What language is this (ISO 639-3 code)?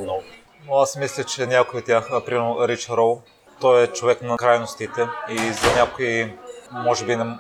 bul